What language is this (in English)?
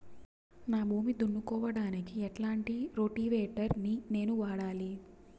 Telugu